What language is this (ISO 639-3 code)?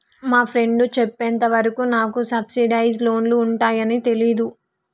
tel